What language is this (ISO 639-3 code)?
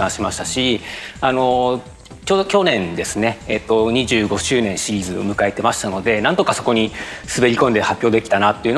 jpn